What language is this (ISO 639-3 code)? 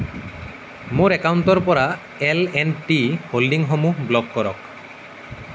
asm